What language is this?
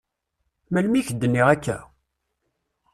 Kabyle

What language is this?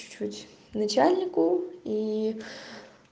Russian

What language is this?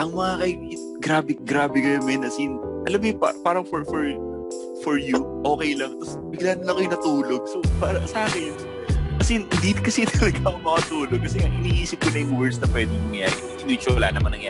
Filipino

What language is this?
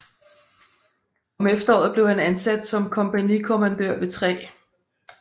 Danish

